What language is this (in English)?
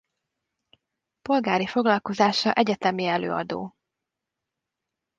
Hungarian